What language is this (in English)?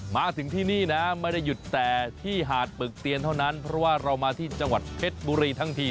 Thai